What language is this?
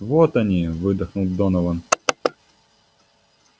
Russian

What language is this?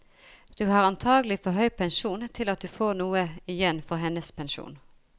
Norwegian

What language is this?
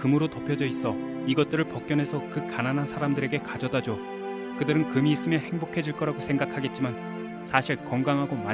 Korean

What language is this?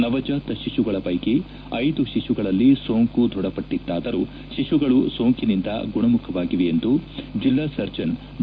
Kannada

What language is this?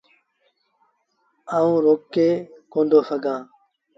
Sindhi Bhil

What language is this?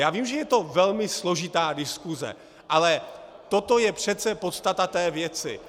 Czech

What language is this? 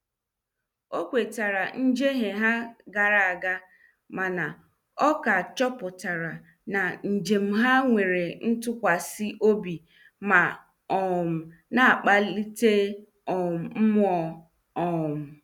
Igbo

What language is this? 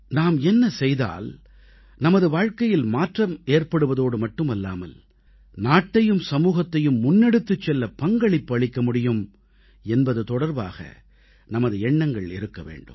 Tamil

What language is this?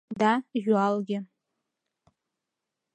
Mari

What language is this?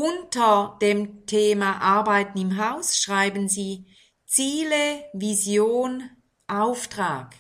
German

